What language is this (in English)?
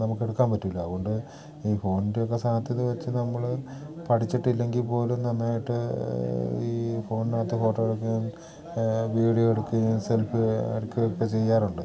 Malayalam